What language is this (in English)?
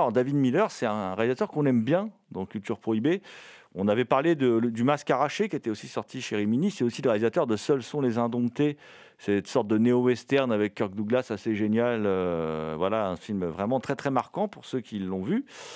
French